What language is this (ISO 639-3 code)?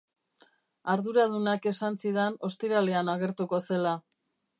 eus